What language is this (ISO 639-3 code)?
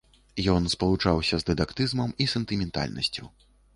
bel